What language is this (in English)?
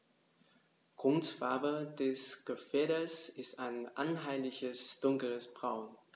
German